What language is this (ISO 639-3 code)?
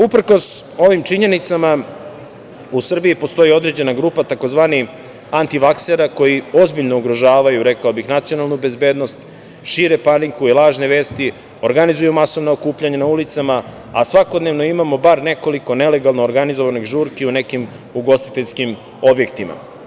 srp